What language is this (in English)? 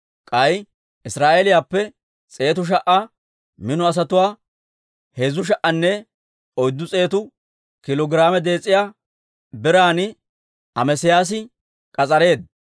Dawro